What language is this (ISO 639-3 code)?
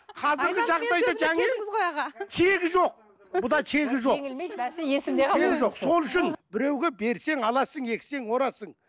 kaz